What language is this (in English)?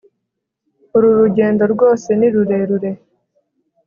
Kinyarwanda